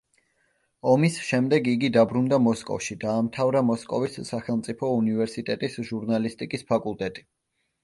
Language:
Georgian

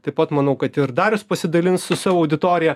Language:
Lithuanian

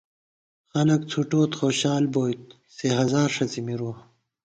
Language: Gawar-Bati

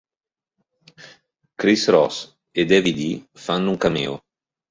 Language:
Italian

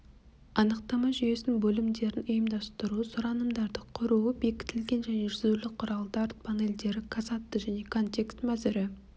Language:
Kazakh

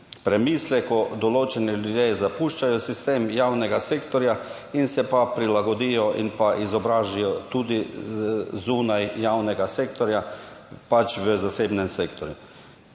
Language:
Slovenian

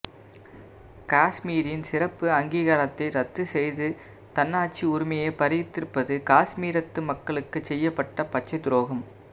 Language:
Tamil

